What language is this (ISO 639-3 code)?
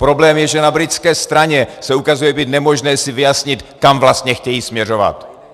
ces